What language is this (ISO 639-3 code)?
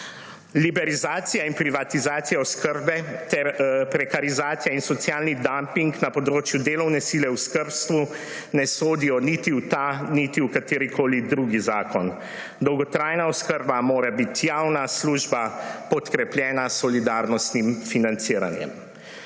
slv